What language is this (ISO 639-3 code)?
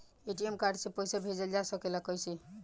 bho